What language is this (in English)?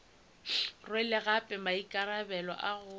Northern Sotho